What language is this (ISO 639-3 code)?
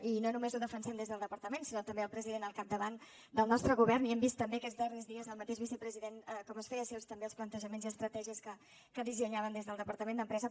cat